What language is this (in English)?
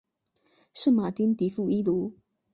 Chinese